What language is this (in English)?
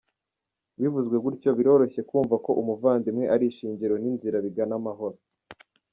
Kinyarwanda